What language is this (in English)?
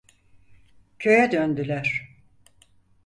Turkish